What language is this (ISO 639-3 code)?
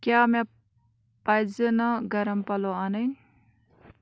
kas